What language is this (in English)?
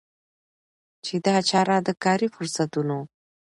Pashto